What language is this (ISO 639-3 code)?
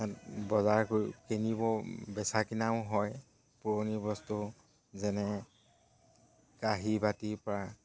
asm